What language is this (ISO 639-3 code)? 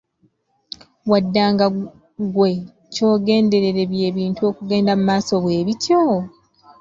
lug